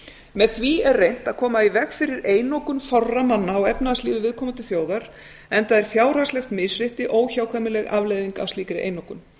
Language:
Icelandic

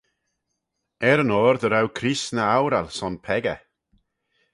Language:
Manx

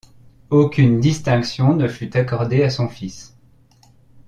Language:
French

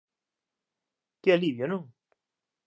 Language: Galician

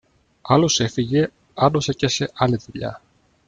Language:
Greek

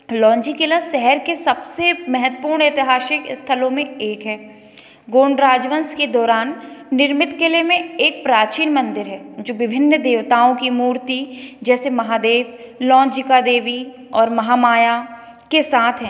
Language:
Hindi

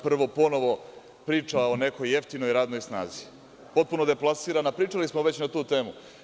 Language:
Serbian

